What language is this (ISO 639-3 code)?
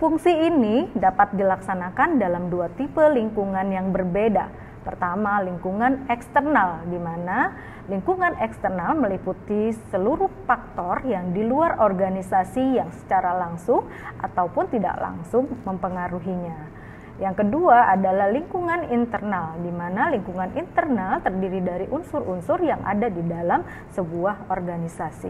ind